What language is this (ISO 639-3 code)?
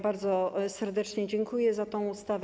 pol